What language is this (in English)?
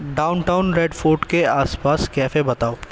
Urdu